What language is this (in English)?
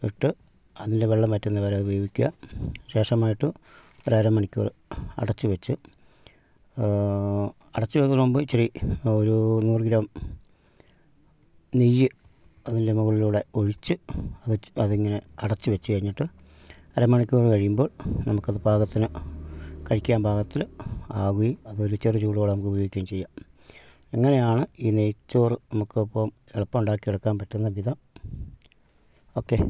Malayalam